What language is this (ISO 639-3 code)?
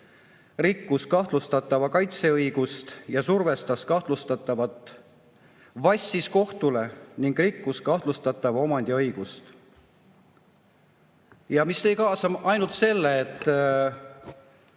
est